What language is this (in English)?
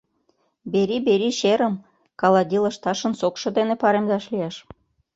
Mari